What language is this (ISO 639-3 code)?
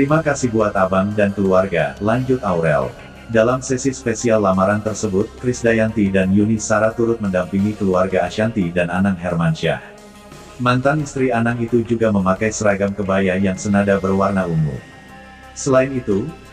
ind